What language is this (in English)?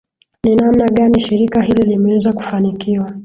Swahili